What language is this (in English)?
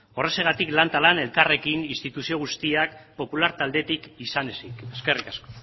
Basque